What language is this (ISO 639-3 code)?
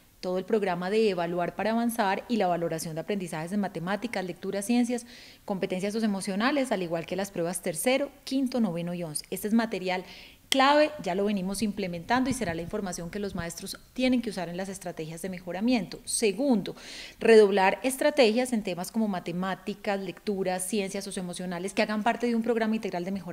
spa